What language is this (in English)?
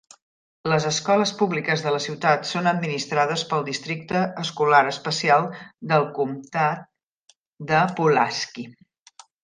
Catalan